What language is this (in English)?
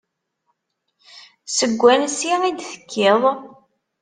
Kabyle